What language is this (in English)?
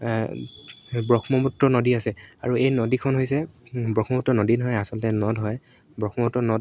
Assamese